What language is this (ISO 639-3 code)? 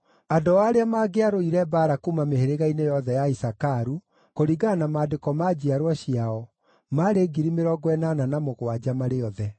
kik